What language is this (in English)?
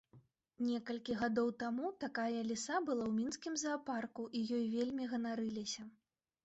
Belarusian